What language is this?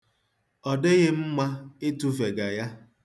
Igbo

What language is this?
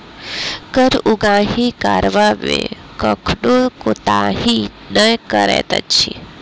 Maithili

